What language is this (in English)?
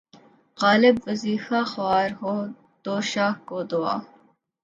Urdu